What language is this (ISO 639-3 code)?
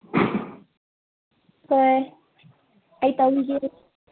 mni